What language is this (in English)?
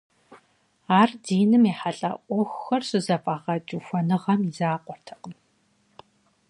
Kabardian